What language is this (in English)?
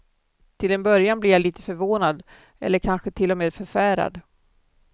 Swedish